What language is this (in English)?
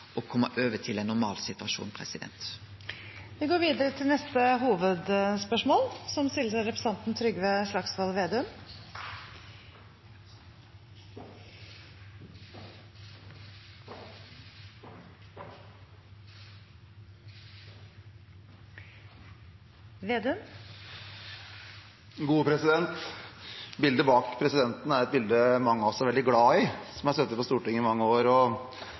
Norwegian